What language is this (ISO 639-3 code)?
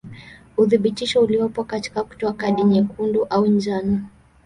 swa